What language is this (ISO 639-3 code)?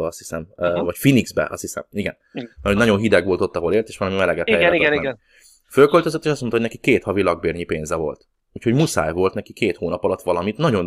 hun